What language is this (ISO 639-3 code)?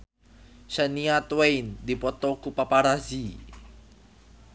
sun